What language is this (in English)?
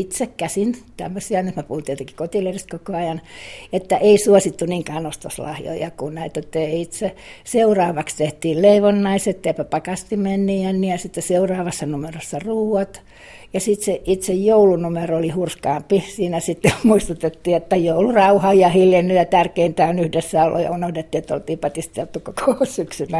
Finnish